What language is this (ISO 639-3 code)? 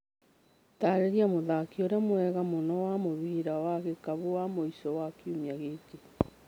kik